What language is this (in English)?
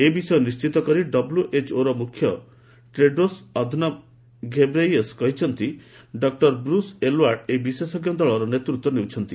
Odia